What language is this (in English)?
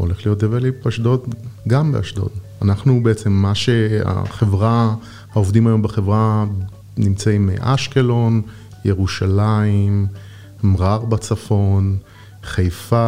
Hebrew